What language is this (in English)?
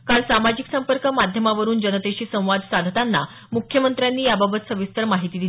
Marathi